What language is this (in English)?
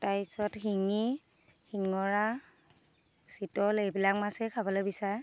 Assamese